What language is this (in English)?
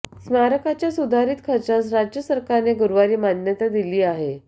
Marathi